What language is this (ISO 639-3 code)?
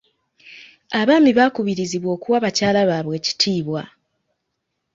lug